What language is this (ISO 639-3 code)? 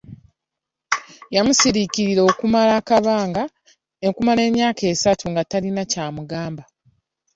lug